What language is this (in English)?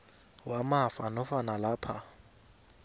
South Ndebele